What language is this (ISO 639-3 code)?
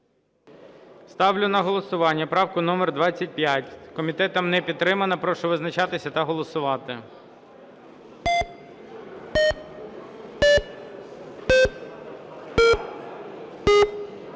ukr